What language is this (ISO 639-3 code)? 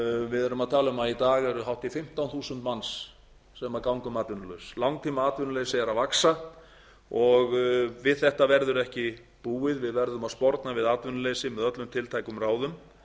isl